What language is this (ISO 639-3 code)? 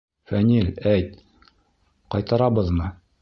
bak